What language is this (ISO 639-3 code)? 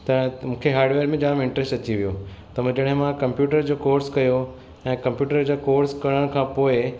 snd